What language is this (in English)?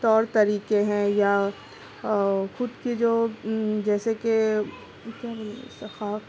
Urdu